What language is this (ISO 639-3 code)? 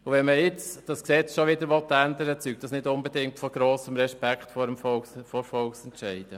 gsw